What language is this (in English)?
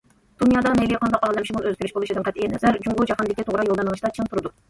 Uyghur